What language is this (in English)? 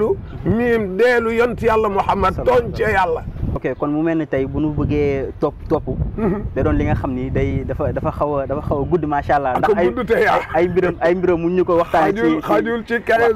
French